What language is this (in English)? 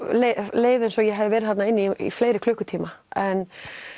Icelandic